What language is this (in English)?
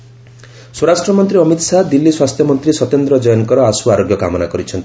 Odia